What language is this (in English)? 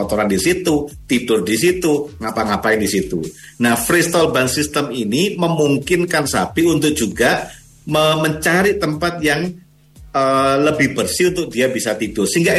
Indonesian